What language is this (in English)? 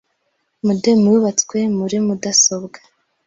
Kinyarwanda